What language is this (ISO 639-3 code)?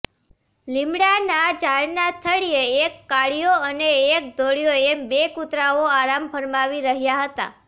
guj